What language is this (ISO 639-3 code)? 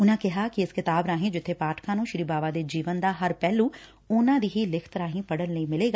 pan